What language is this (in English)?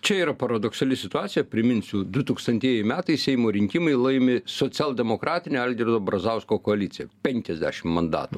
Lithuanian